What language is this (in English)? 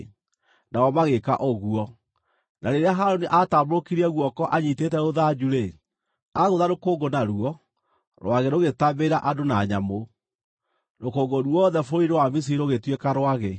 Kikuyu